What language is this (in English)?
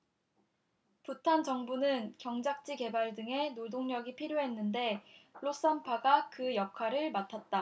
Korean